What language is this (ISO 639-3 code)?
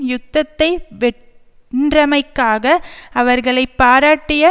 tam